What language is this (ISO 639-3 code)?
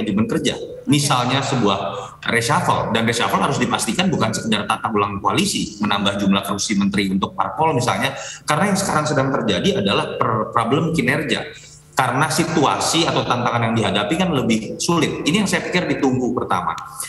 ind